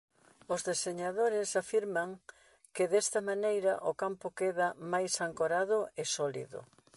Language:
Galician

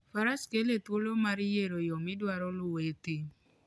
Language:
Luo (Kenya and Tanzania)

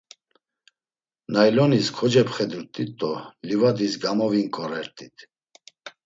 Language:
Laz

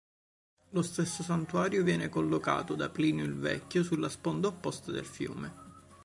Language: Italian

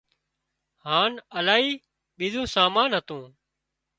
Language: Wadiyara Koli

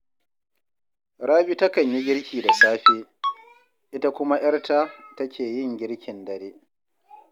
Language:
Hausa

